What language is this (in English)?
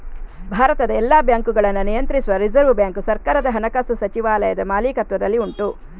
Kannada